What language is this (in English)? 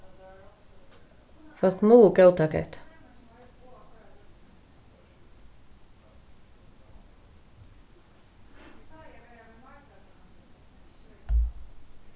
Faroese